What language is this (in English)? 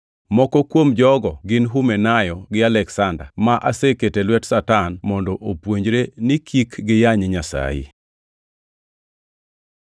Luo (Kenya and Tanzania)